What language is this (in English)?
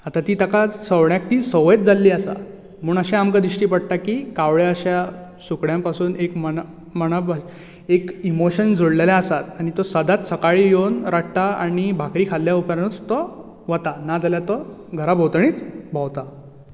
Konkani